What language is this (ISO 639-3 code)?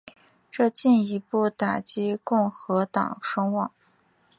zho